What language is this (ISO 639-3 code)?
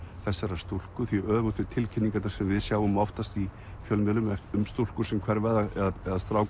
isl